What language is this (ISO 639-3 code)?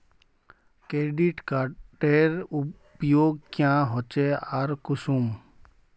mag